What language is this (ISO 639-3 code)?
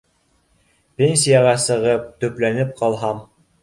bak